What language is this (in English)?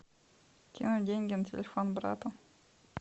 Russian